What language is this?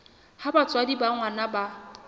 Southern Sotho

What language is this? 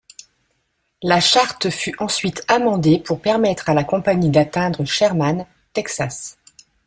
French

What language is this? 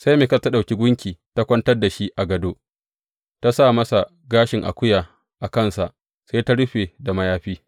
Hausa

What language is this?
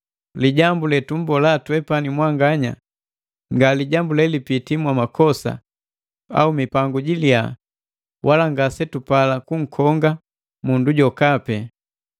Matengo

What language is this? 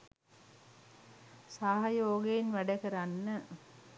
Sinhala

